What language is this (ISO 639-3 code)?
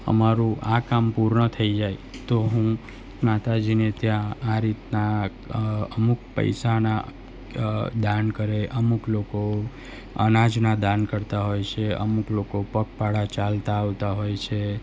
guj